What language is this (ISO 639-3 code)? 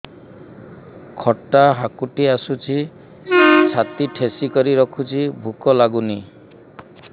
ori